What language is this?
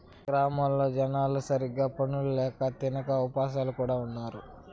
Telugu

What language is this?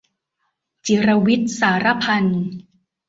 Thai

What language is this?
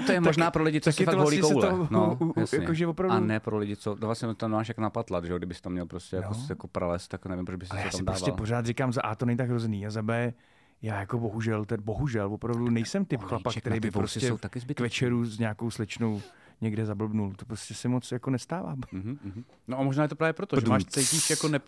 Czech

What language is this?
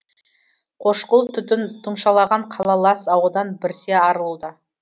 Kazakh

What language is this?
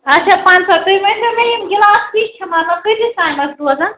Kashmiri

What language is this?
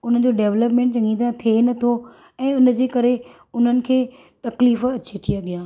Sindhi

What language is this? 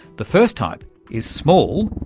English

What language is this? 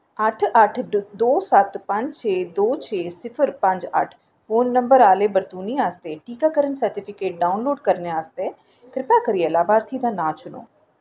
Dogri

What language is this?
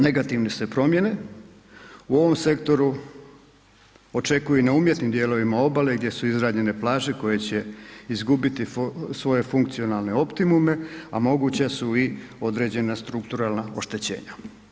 Croatian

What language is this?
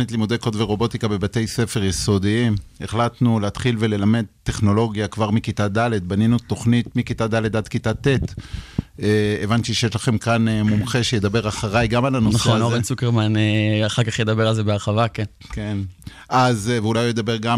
Hebrew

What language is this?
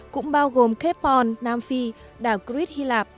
Vietnamese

